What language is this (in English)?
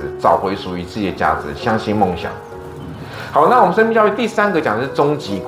Chinese